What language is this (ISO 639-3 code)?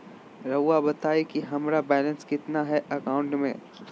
mag